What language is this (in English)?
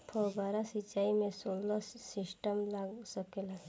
Bhojpuri